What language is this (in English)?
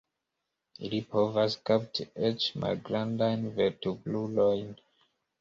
Esperanto